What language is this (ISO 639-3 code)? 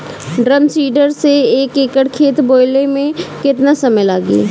bho